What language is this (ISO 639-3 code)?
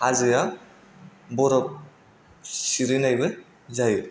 brx